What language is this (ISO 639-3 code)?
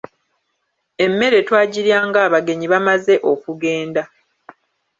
lug